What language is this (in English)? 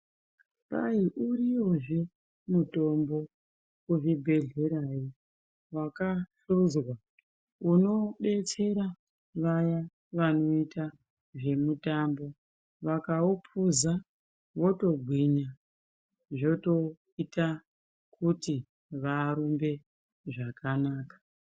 Ndau